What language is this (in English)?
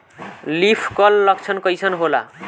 Bhojpuri